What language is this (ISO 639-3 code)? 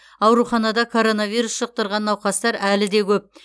kaz